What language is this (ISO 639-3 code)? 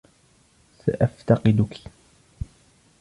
ara